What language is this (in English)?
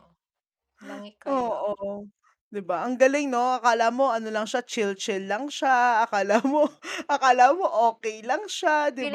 Filipino